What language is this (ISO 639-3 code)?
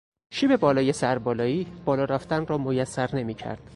fas